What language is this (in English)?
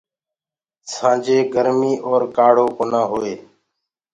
Gurgula